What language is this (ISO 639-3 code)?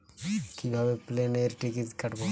ben